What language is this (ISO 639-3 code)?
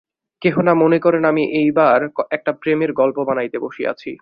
ben